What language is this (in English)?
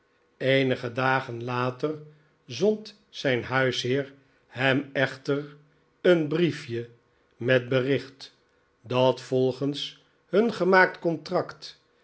Dutch